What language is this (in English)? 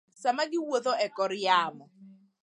Luo (Kenya and Tanzania)